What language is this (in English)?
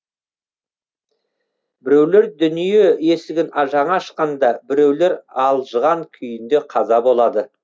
Kazakh